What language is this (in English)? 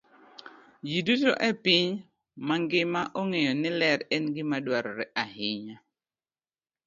Luo (Kenya and Tanzania)